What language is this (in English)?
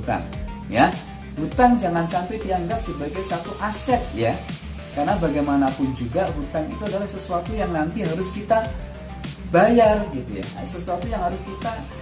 Indonesian